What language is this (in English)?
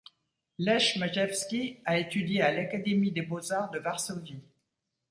French